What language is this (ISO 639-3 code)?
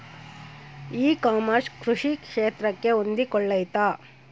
kan